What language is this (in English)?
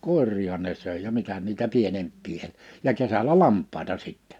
Finnish